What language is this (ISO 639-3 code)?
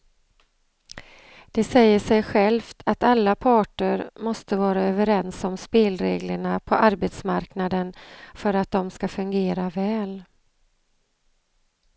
swe